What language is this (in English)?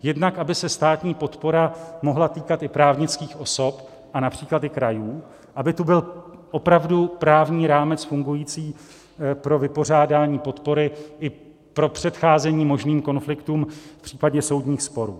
Czech